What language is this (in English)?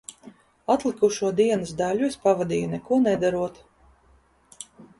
Latvian